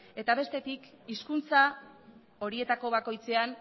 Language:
Basque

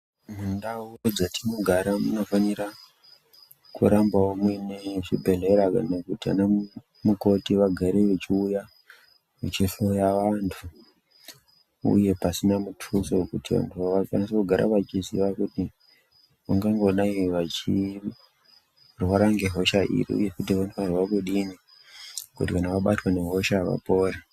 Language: Ndau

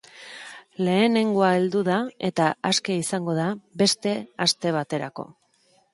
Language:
Basque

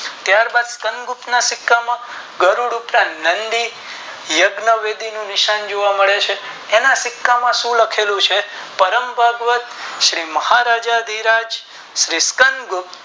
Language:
Gujarati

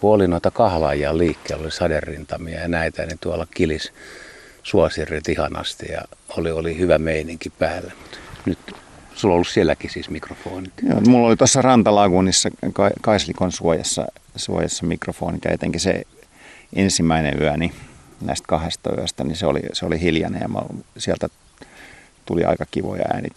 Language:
Finnish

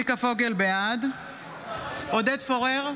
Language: Hebrew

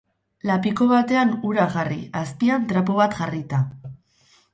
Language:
Basque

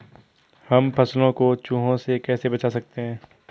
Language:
Hindi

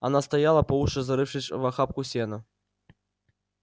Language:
Russian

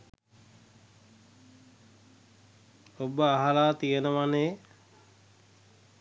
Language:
Sinhala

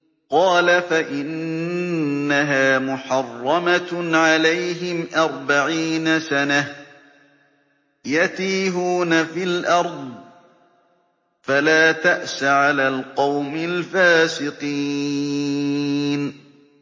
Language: Arabic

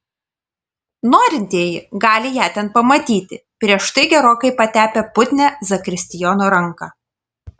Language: Lithuanian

